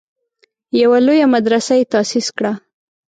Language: Pashto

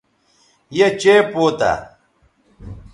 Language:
Bateri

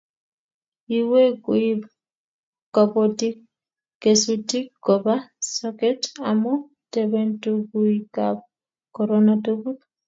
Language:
Kalenjin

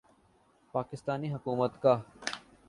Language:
Urdu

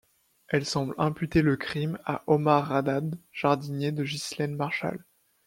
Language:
French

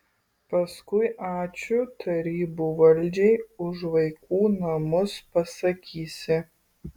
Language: Lithuanian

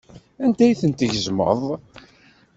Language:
Kabyle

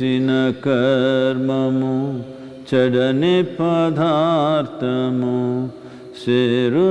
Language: Russian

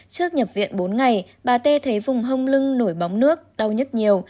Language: Vietnamese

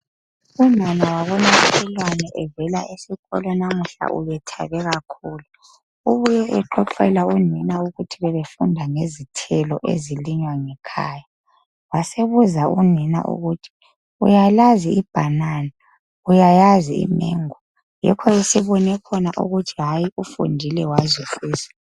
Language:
North Ndebele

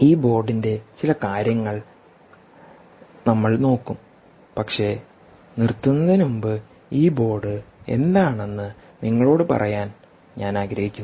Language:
Malayalam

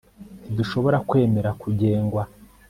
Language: Kinyarwanda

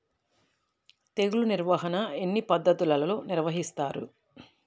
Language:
Telugu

